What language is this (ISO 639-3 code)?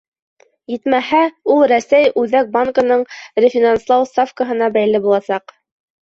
bak